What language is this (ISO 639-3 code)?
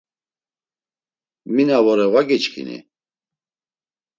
lzz